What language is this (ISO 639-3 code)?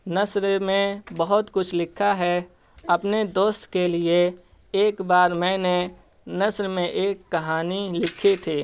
urd